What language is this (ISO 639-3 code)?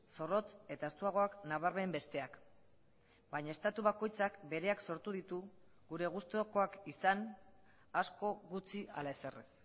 eus